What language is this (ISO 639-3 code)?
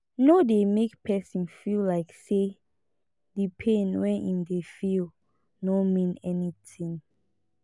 pcm